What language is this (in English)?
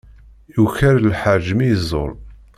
Kabyle